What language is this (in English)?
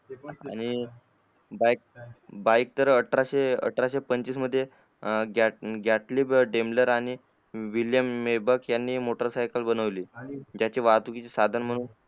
Marathi